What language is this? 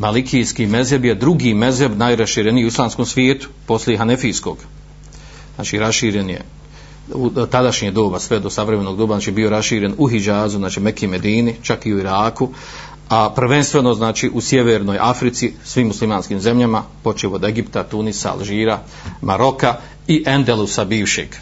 Croatian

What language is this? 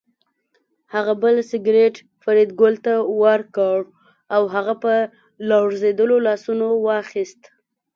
Pashto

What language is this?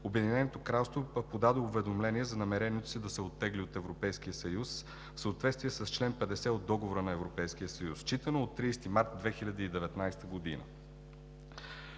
Bulgarian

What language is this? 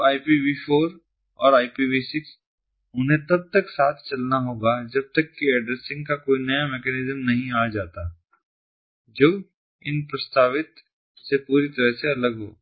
Hindi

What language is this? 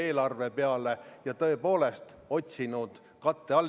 Estonian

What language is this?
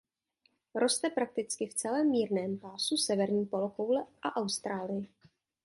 Czech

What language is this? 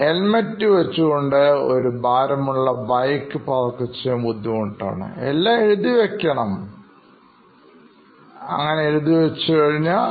Malayalam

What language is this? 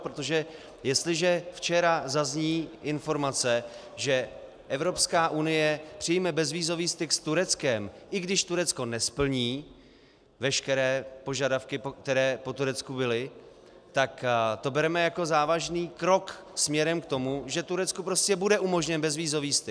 Czech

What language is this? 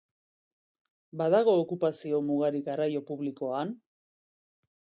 Basque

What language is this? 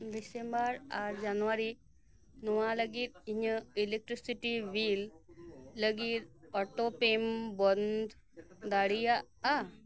Santali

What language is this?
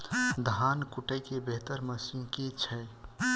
Maithili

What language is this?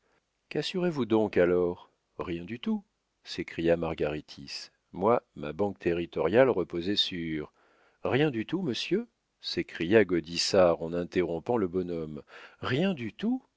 French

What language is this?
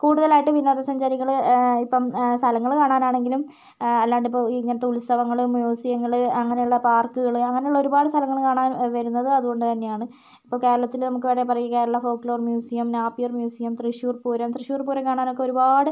Malayalam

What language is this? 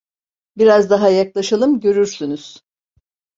Turkish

